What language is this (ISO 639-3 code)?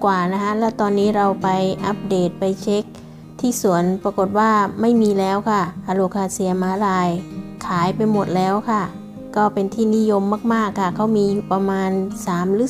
tha